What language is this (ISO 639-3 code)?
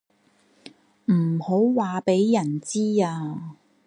yue